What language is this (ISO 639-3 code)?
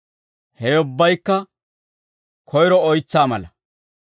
dwr